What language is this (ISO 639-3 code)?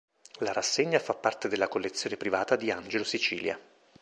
ita